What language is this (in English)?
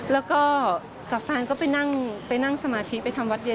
Thai